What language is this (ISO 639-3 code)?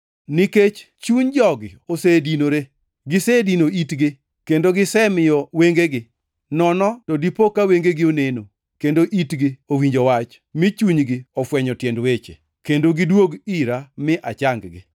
luo